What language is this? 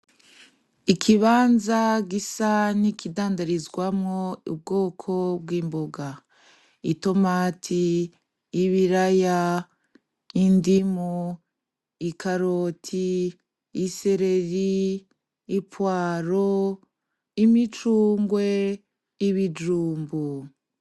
Rundi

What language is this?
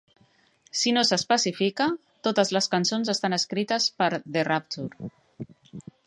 Catalan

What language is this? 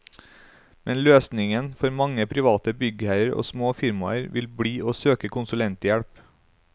Norwegian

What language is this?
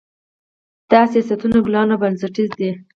Pashto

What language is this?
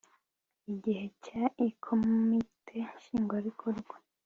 Kinyarwanda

